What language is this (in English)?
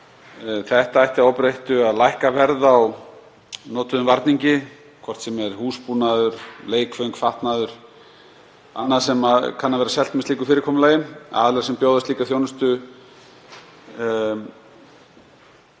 Icelandic